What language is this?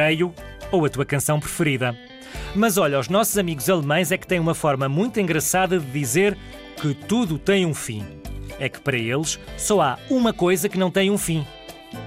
Portuguese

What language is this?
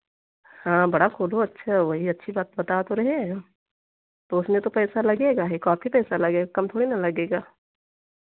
Hindi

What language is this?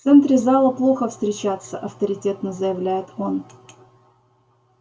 Russian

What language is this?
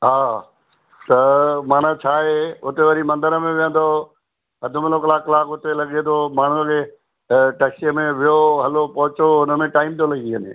Sindhi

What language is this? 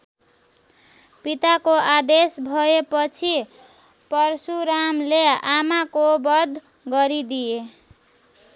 Nepali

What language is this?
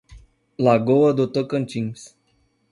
Portuguese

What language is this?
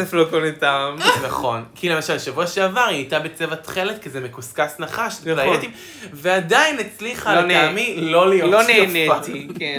Hebrew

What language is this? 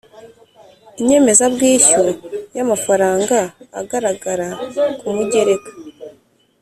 Kinyarwanda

